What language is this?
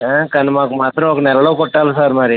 Telugu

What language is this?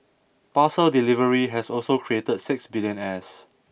English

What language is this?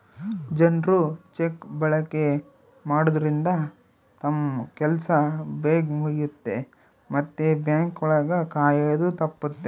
Kannada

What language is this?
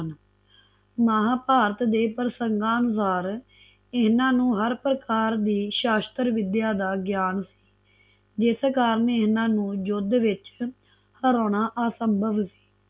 Punjabi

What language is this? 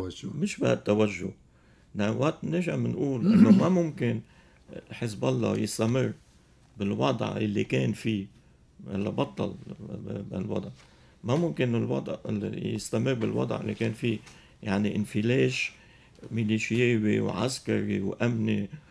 Arabic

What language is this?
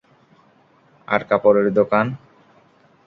Bangla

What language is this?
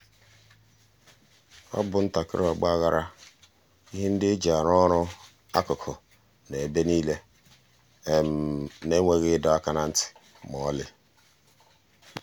Igbo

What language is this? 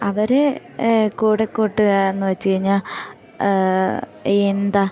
Malayalam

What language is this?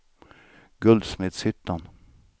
Swedish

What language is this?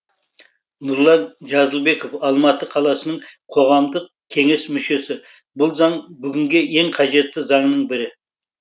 Kazakh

